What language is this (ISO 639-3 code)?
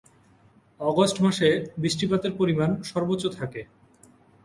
ben